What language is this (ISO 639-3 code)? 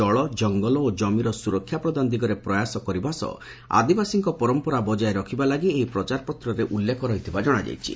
ori